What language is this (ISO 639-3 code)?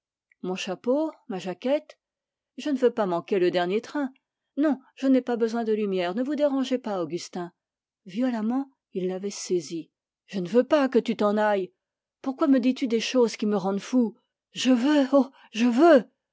fra